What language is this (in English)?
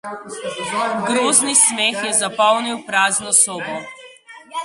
Slovenian